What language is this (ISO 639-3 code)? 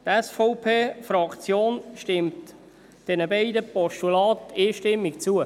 gsw